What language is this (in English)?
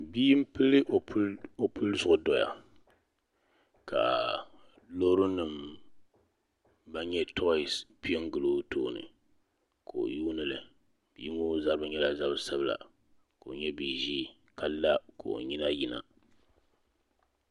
Dagbani